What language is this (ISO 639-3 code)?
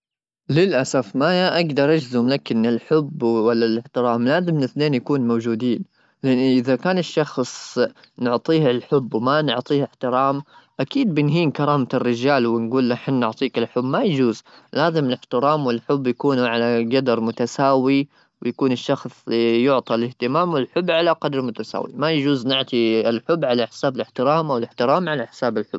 afb